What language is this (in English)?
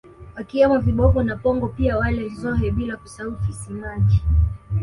Swahili